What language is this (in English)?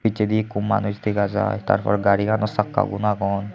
Chakma